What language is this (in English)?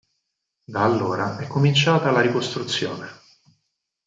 Italian